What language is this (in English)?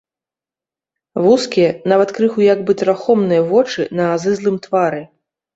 Belarusian